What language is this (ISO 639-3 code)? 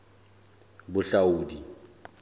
sot